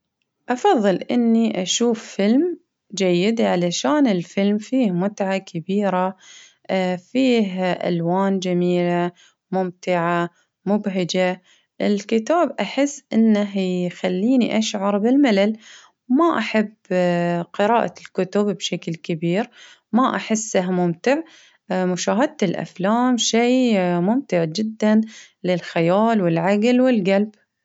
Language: Baharna Arabic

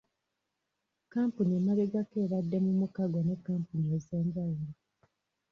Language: Ganda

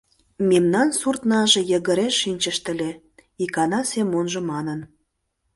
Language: Mari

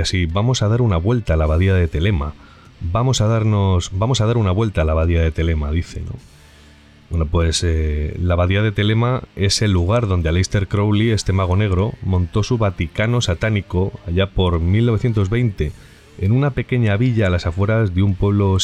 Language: Spanish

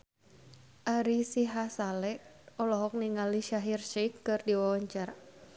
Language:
Sundanese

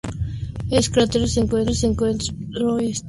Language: Spanish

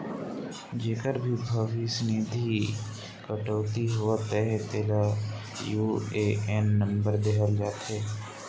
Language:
Chhattisgarhi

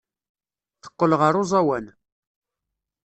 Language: Kabyle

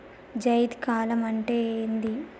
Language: Telugu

